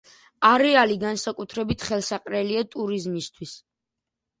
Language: Georgian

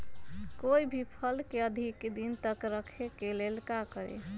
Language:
Magahi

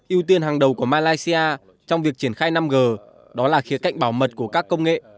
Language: Vietnamese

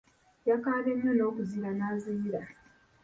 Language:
Ganda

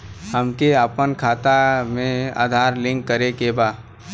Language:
Bhojpuri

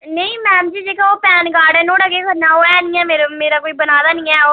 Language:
Dogri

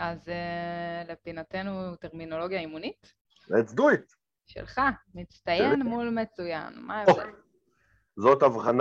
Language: Hebrew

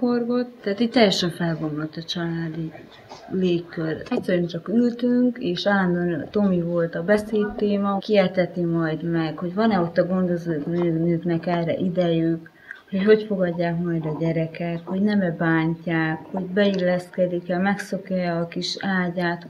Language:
Hungarian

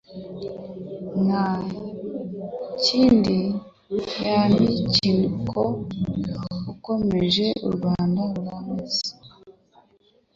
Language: Kinyarwanda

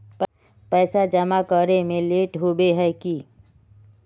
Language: Magahi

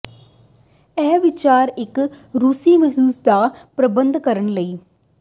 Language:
Punjabi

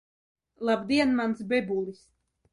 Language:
Latvian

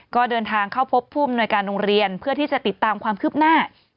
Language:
Thai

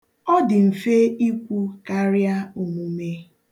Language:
Igbo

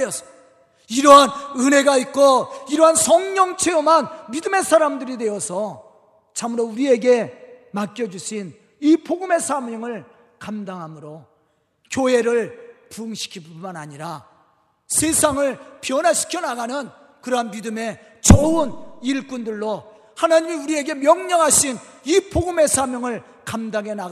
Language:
Korean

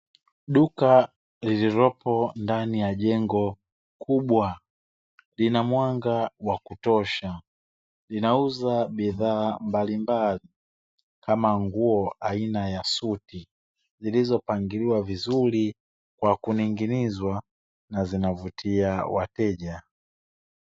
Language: Swahili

